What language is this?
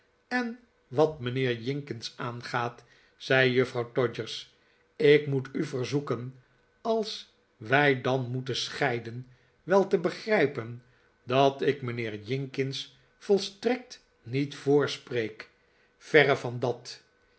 Dutch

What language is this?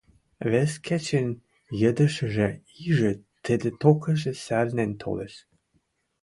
Western Mari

